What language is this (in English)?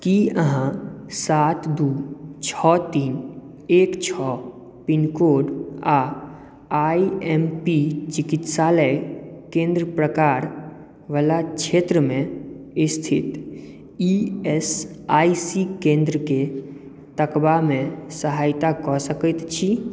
Maithili